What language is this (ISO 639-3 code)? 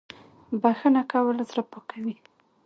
pus